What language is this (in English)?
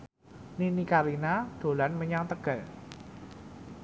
Javanese